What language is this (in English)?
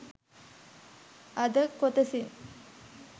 Sinhala